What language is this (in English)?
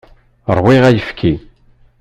Kabyle